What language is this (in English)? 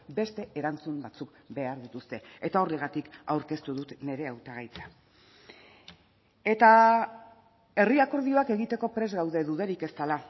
Basque